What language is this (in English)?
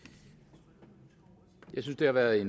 Danish